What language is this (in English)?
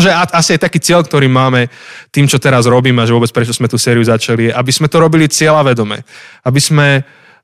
Slovak